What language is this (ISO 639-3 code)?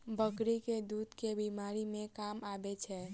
mai